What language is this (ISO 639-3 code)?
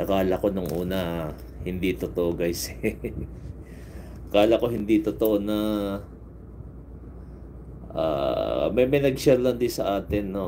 fil